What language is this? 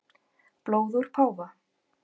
Icelandic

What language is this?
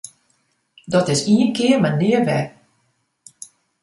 Western Frisian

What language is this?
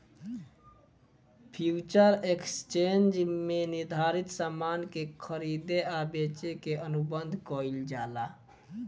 Bhojpuri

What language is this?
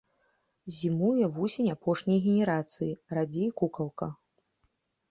Belarusian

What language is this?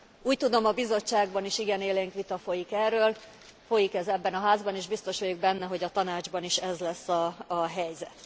Hungarian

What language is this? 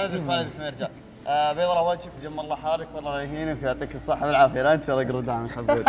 Arabic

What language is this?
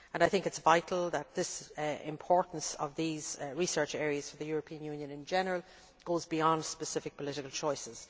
English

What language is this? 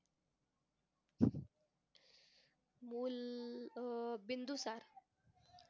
Marathi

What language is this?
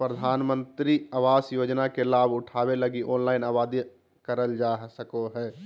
Magahi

